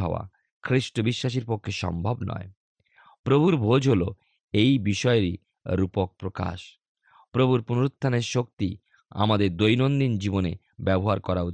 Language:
Bangla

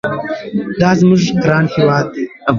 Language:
Pashto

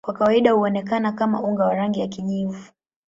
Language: Swahili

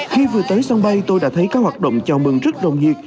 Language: Vietnamese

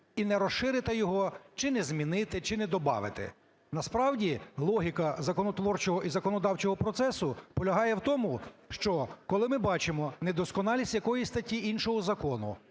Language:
Ukrainian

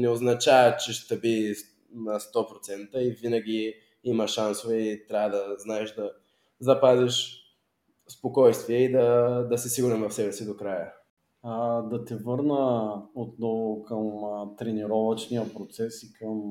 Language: Bulgarian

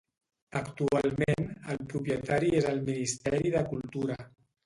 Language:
Catalan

